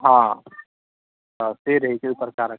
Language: Maithili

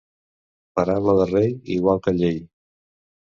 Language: Catalan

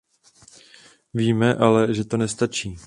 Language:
Czech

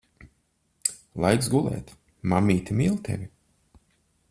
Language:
Latvian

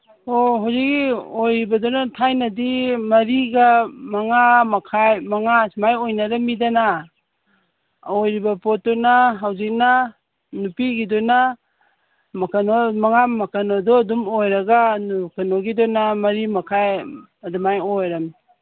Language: Manipuri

